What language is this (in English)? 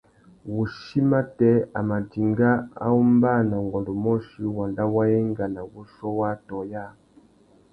Tuki